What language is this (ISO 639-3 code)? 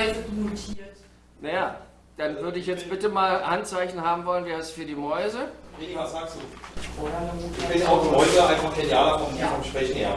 deu